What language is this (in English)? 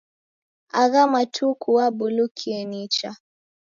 Taita